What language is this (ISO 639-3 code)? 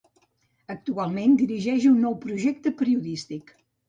cat